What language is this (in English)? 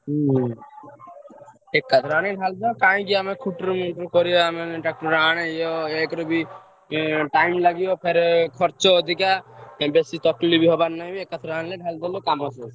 Odia